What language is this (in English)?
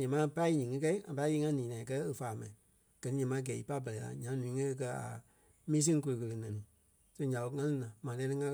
Kpelle